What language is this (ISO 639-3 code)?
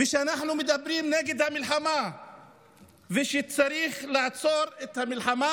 heb